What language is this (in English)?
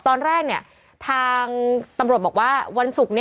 Thai